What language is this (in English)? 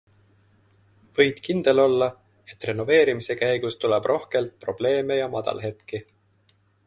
Estonian